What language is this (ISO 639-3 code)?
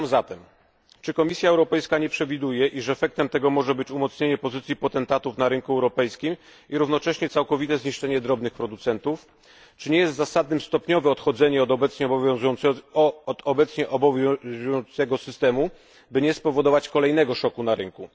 pol